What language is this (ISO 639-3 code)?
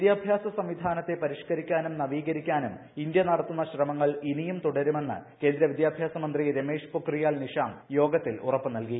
mal